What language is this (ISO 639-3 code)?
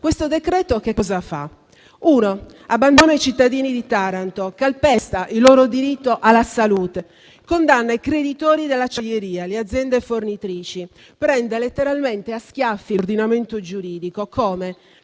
ita